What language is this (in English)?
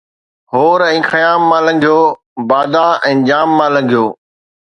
Sindhi